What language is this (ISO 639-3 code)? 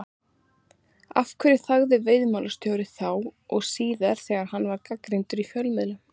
isl